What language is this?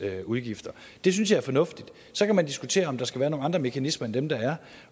Danish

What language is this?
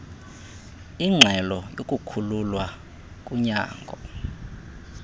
Xhosa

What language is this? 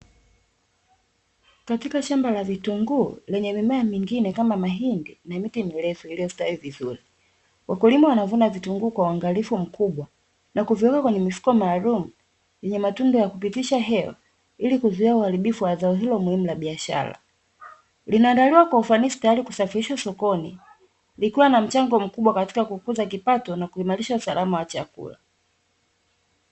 Swahili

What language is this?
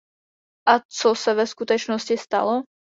Czech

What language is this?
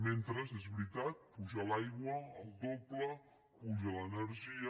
Catalan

